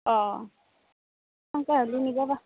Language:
Assamese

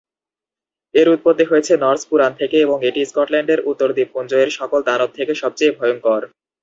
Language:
Bangla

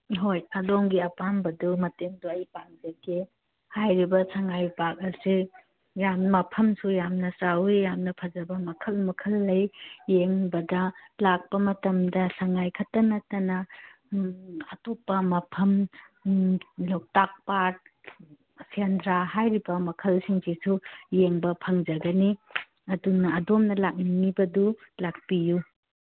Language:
Manipuri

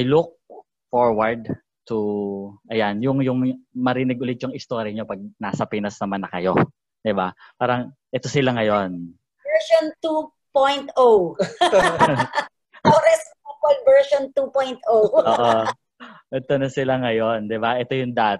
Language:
Filipino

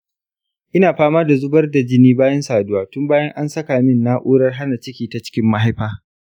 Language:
Hausa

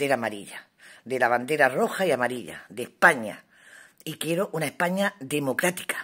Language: Spanish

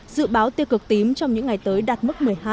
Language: Vietnamese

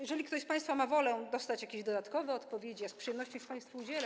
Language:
Polish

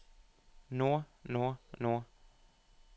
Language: Norwegian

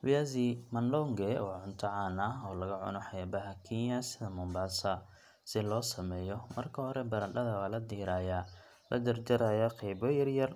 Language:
Somali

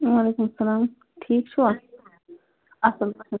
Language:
Kashmiri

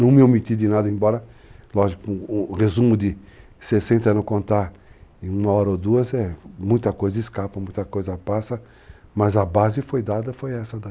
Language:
Portuguese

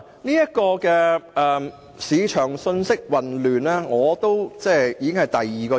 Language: Cantonese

